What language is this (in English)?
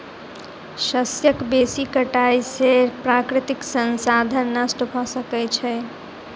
Maithili